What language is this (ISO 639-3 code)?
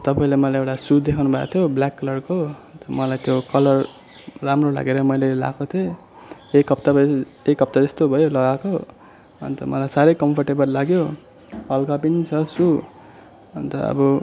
nep